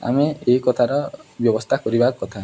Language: Odia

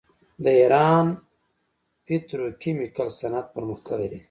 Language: Pashto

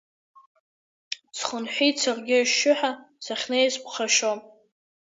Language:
Abkhazian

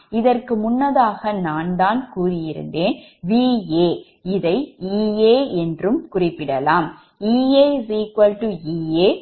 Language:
Tamil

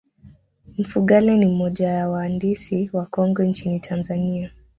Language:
Swahili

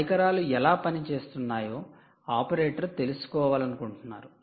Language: Telugu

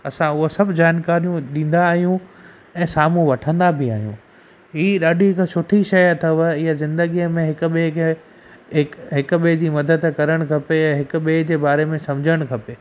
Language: Sindhi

